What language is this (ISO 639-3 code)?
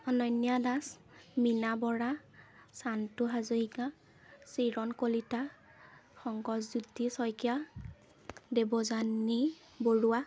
asm